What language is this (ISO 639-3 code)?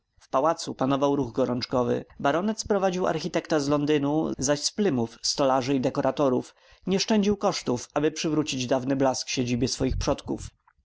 pol